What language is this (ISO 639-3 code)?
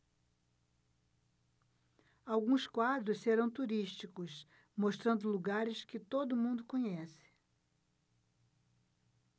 por